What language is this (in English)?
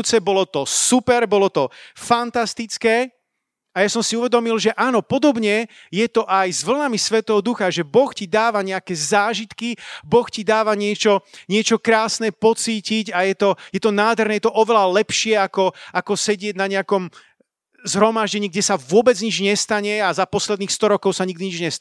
Slovak